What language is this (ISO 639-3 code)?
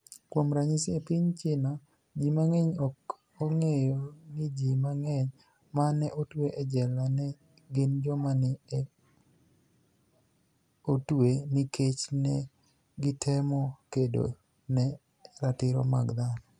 luo